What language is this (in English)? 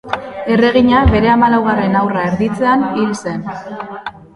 Basque